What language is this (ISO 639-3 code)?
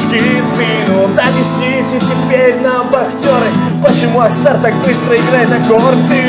rus